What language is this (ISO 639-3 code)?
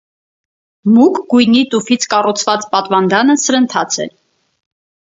hye